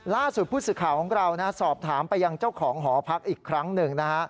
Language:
Thai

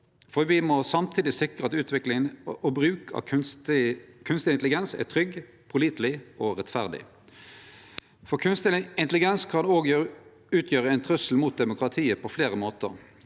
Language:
Norwegian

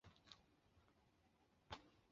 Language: Chinese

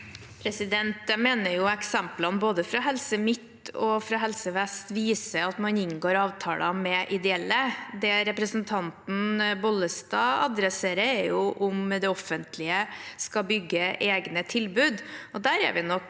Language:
Norwegian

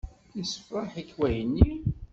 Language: Kabyle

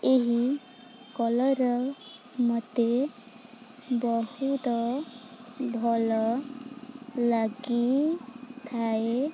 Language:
Odia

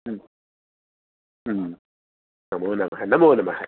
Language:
Sanskrit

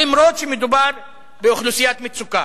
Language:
Hebrew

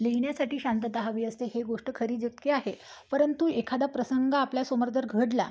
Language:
Marathi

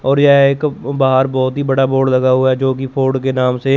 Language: Hindi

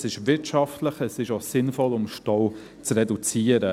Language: Swiss German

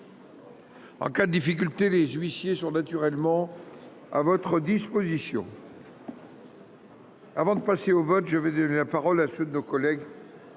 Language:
French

